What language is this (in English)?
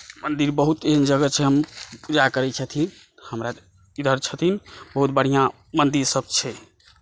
Maithili